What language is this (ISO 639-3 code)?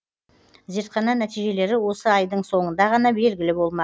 kaz